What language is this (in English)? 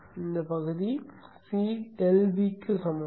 Tamil